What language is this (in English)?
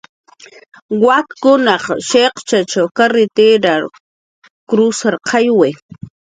Jaqaru